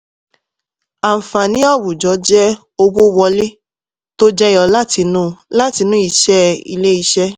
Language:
Yoruba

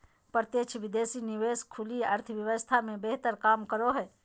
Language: Magahi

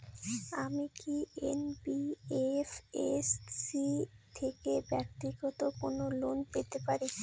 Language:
Bangla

